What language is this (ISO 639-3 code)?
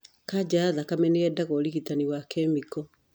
kik